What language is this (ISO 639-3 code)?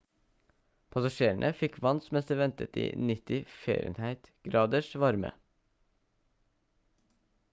nob